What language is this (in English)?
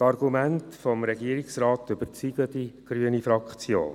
Swiss German